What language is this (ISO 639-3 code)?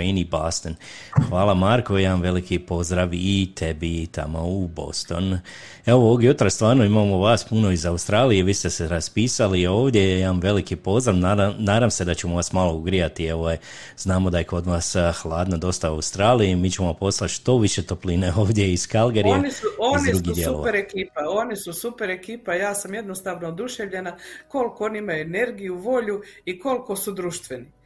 hrv